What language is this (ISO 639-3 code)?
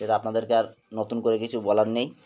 ben